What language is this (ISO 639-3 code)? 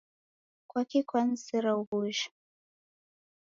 dav